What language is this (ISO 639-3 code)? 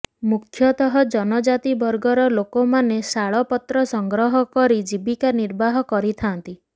ori